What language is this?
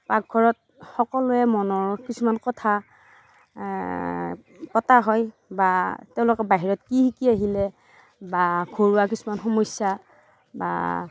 Assamese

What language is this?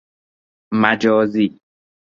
Persian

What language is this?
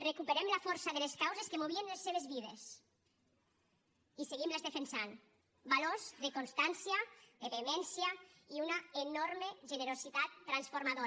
Catalan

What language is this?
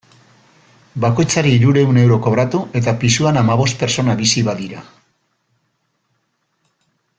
Basque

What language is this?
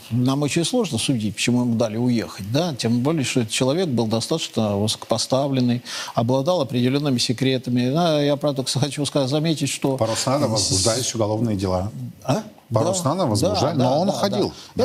Russian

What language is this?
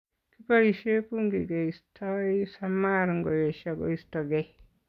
Kalenjin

